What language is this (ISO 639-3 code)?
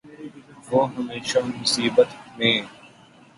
urd